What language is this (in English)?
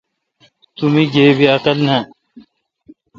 Kalkoti